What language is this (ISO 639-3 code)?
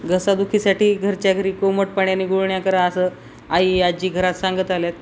mar